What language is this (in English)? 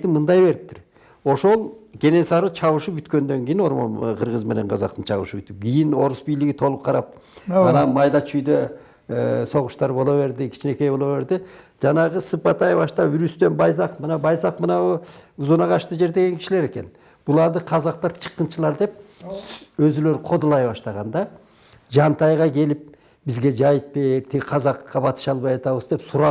Turkish